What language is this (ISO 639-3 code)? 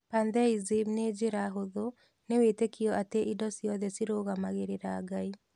kik